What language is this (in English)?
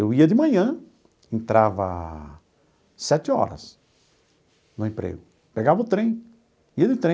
Portuguese